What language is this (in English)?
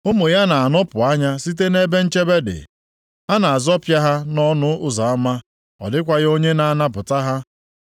Igbo